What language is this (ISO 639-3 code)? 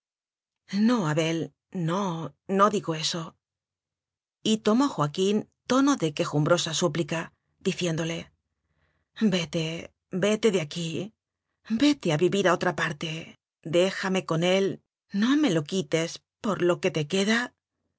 spa